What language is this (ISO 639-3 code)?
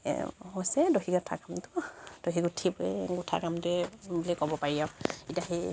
asm